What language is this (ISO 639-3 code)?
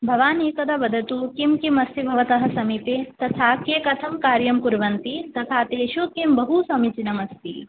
san